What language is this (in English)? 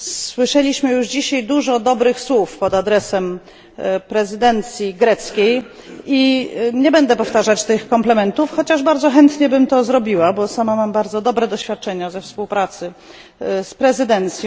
Polish